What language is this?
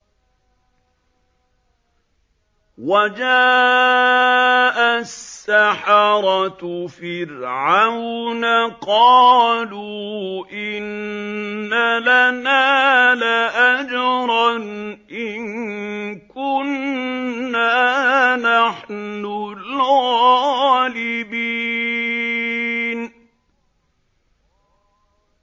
Arabic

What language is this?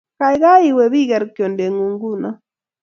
Kalenjin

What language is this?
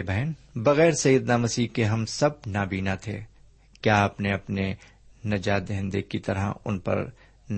Urdu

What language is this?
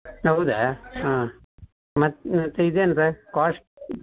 Kannada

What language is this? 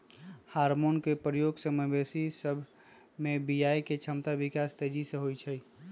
Magahi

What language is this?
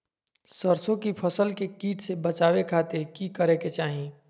Magahi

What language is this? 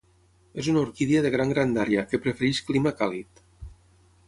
Catalan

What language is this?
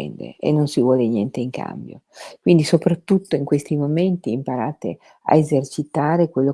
Italian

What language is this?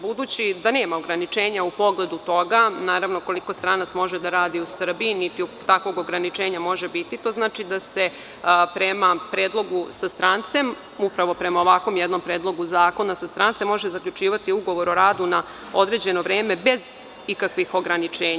Serbian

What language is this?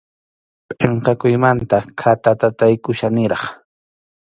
Arequipa-La Unión Quechua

